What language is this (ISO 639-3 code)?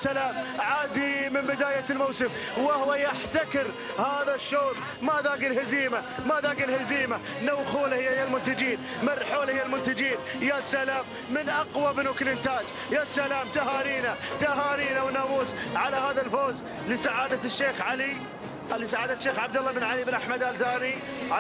ara